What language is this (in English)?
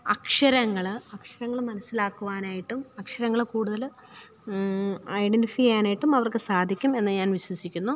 Malayalam